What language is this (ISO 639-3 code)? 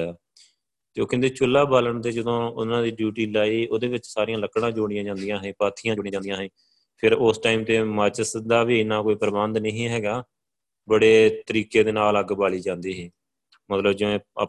pan